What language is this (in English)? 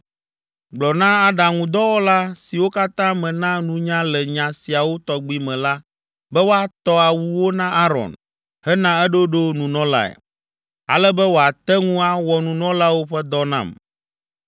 Ewe